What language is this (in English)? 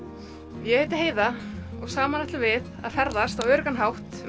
Icelandic